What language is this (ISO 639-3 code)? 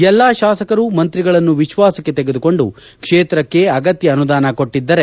kan